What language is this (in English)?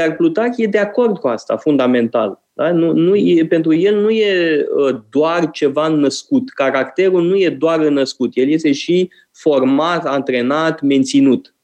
Romanian